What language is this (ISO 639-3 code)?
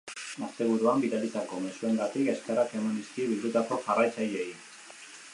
eus